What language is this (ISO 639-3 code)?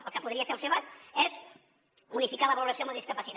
cat